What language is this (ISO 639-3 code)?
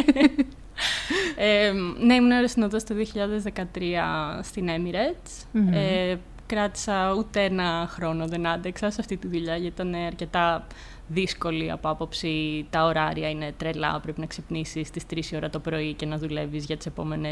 ell